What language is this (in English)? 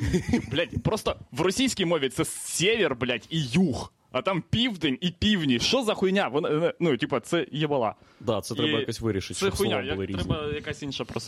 Ukrainian